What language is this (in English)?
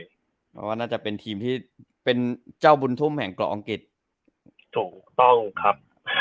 Thai